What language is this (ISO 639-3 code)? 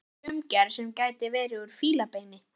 isl